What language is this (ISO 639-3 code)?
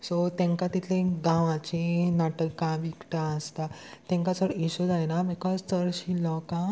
kok